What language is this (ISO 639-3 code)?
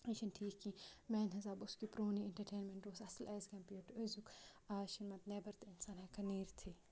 kas